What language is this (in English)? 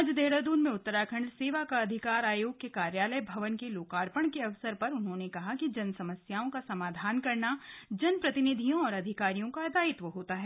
Hindi